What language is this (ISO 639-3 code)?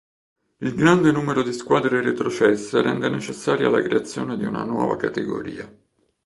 ita